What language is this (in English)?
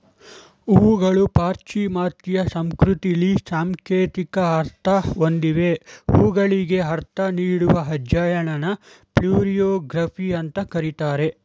Kannada